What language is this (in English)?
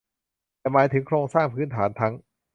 Thai